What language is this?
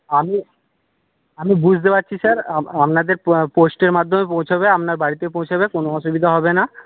Bangla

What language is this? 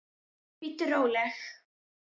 Icelandic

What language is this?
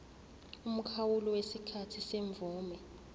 Zulu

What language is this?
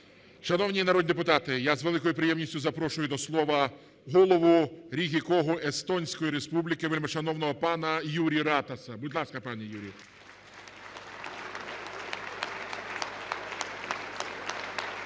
Ukrainian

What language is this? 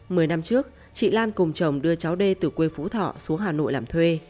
Vietnamese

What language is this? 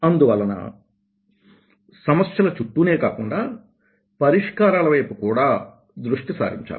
Telugu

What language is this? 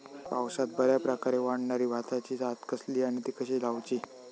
Marathi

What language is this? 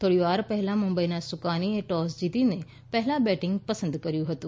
Gujarati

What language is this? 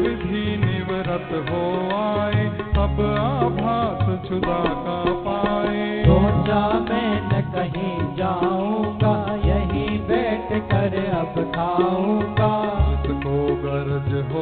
Hindi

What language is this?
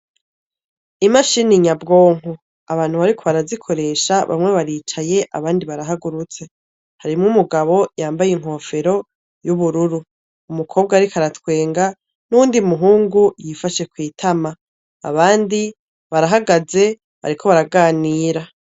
Rundi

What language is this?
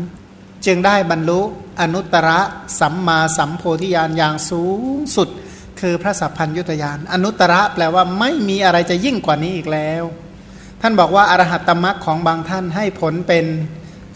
Thai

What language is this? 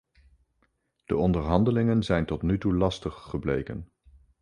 Dutch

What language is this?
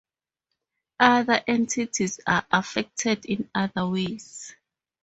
English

